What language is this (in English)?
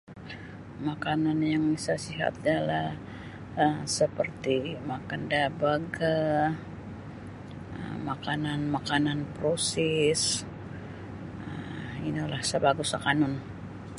Sabah Bisaya